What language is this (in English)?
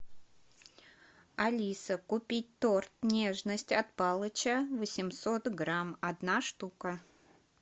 Russian